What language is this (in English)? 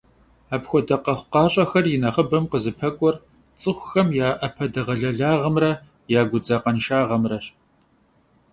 Kabardian